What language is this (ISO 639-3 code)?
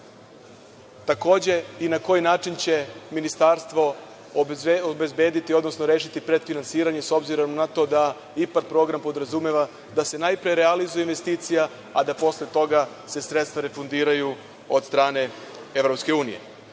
srp